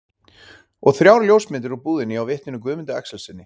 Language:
Icelandic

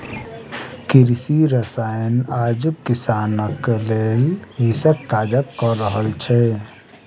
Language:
Maithili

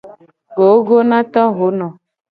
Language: Gen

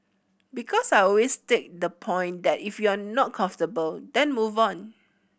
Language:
English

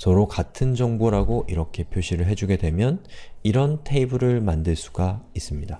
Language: Korean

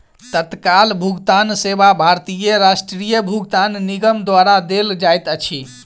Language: Maithili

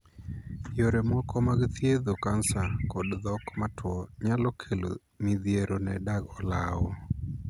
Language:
Luo (Kenya and Tanzania)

